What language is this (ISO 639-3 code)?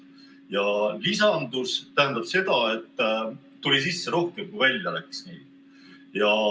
est